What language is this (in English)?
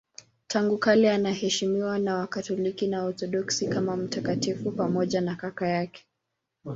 Swahili